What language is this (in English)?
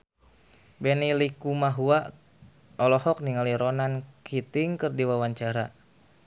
Sundanese